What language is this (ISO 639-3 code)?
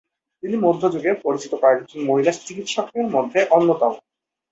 ben